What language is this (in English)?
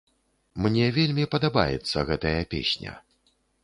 Belarusian